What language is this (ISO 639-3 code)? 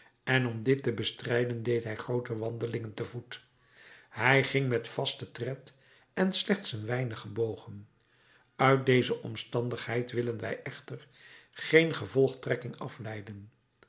nld